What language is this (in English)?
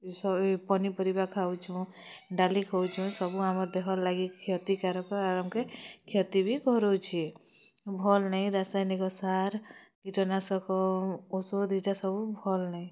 Odia